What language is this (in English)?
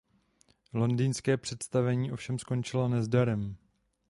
Czech